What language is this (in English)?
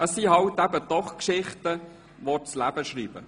Swiss German